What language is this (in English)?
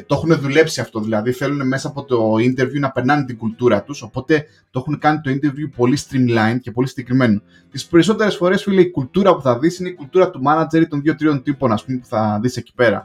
Greek